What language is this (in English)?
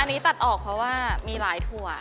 Thai